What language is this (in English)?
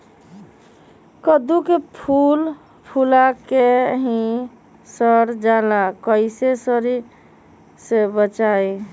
Magahi